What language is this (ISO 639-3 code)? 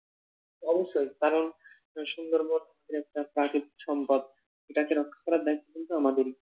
ben